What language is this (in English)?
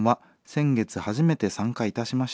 Japanese